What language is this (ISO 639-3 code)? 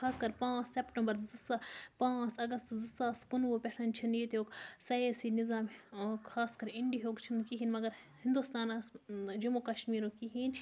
kas